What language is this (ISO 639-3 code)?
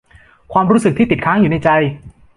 tha